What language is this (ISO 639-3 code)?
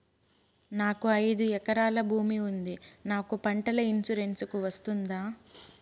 tel